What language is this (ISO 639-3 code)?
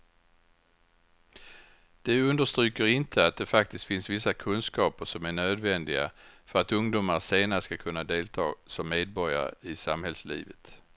swe